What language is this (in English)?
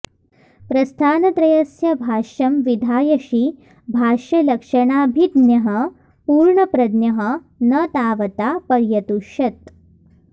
Sanskrit